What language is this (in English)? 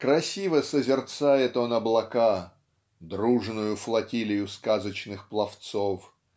Russian